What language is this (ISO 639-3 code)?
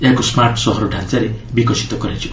ori